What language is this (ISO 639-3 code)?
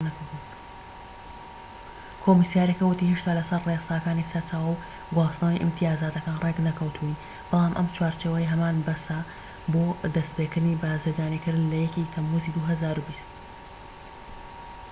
ckb